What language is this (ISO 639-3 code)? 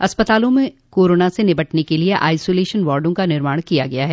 hin